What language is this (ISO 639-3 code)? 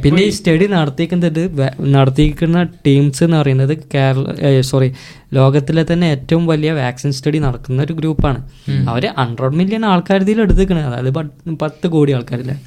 mal